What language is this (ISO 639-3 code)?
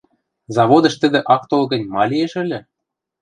mrj